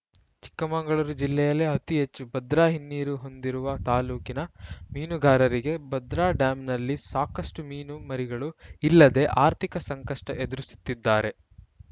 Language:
Kannada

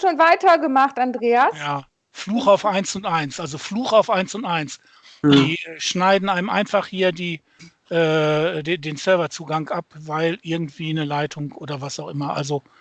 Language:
German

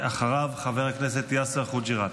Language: Hebrew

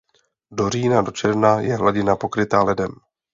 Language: Czech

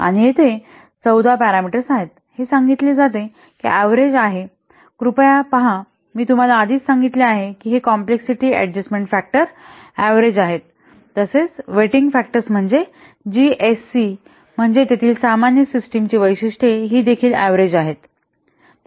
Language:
Marathi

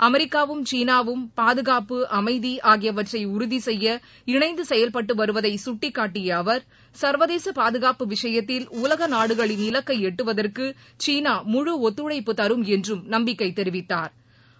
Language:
Tamil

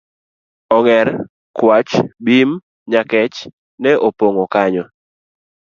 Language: Luo (Kenya and Tanzania)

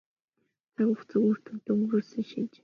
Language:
Mongolian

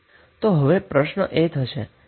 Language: Gujarati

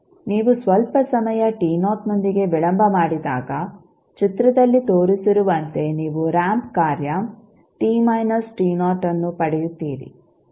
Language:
Kannada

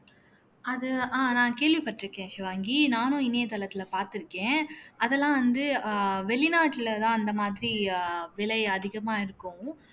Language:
Tamil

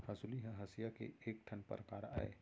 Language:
Chhattisgarhi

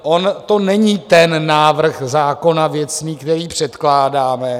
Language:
Czech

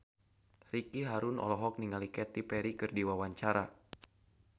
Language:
Sundanese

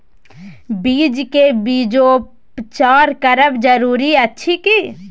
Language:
Maithili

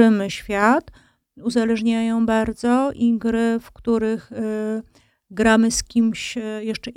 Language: Polish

